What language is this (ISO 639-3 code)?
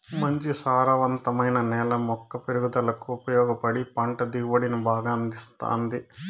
tel